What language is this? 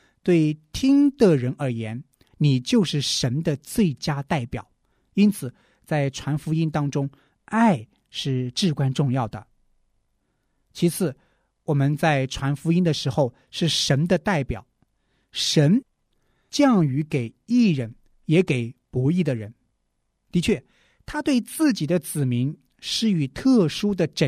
Chinese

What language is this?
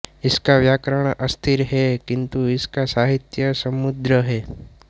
Hindi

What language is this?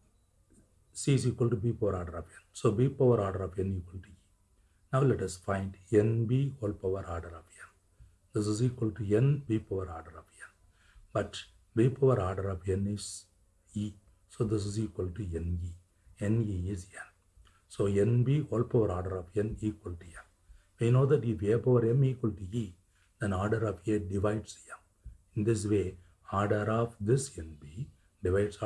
English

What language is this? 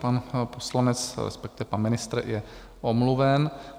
Czech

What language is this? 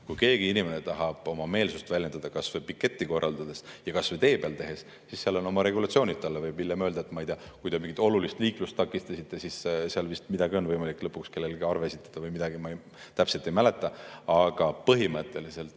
Estonian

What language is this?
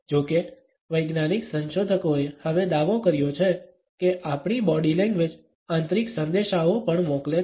Gujarati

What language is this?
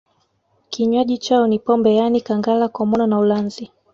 Swahili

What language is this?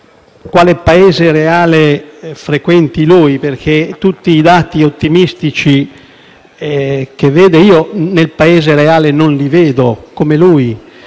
Italian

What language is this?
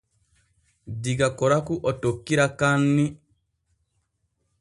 Borgu Fulfulde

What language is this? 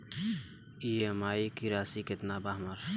Bhojpuri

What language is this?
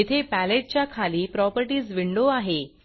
Marathi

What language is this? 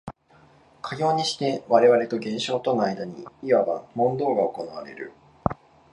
Japanese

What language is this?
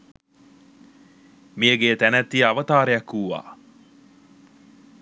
Sinhala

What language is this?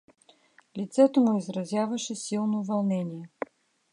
Bulgarian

